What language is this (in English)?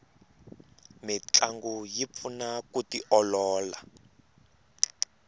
Tsonga